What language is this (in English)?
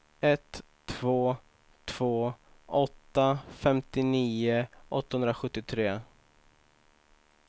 Swedish